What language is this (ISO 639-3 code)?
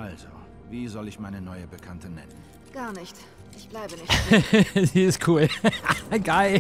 deu